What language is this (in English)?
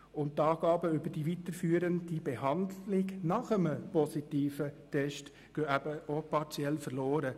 Swiss German